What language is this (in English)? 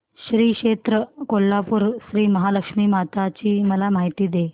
Marathi